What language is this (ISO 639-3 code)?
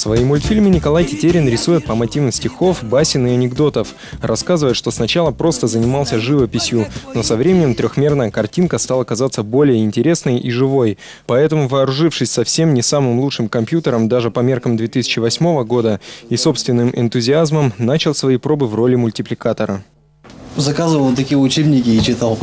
rus